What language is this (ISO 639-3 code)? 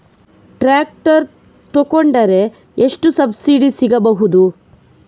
kan